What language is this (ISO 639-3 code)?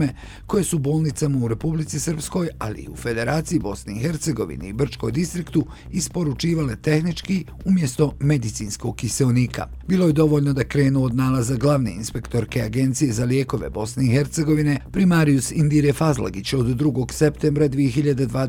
hrv